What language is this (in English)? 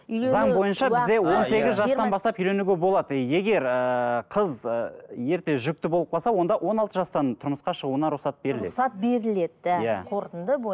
Kazakh